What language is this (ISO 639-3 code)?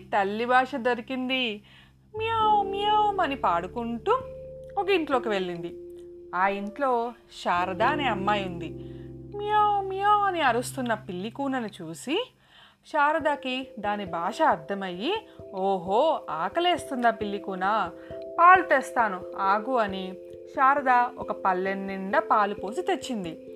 tel